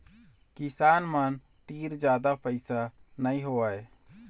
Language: Chhattisgarhi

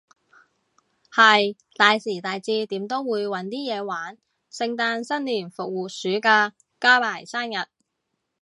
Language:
Cantonese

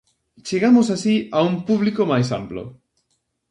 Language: Galician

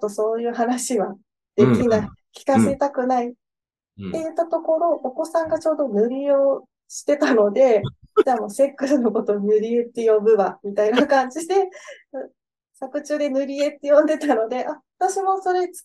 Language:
Japanese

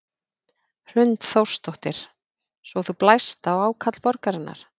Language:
Icelandic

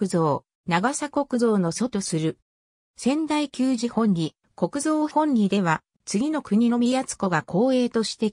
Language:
Japanese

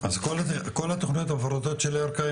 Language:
Hebrew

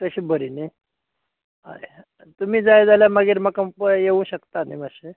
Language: Konkani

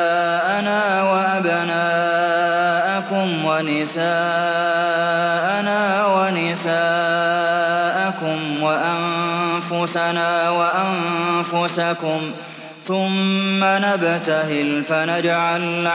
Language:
Arabic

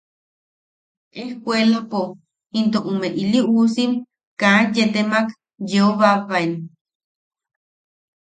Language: Yaqui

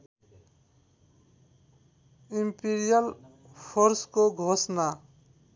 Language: Nepali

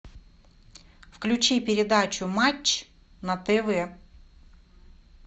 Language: Russian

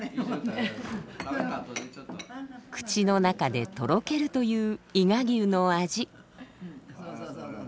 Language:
Japanese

